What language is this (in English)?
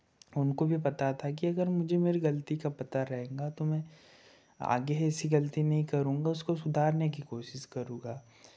Hindi